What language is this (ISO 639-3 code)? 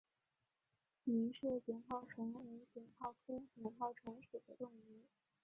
zho